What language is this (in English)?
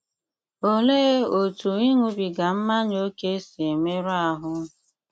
Igbo